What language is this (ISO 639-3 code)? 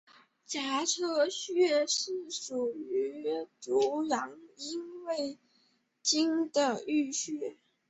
zho